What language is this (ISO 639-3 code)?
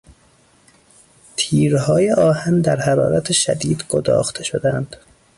fas